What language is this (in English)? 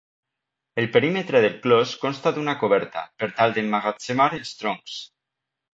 Catalan